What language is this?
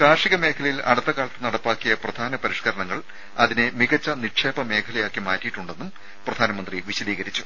Malayalam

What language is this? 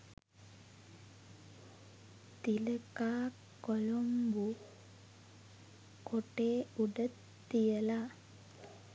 Sinhala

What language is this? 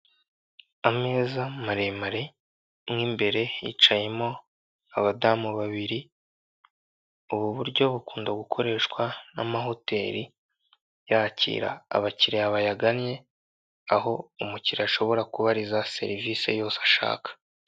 Kinyarwanda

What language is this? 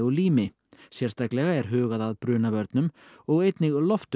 Icelandic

